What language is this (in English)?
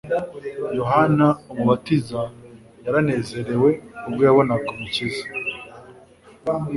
Kinyarwanda